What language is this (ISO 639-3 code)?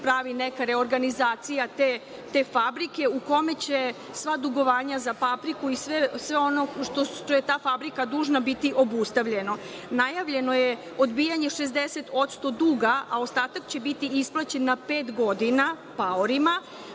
srp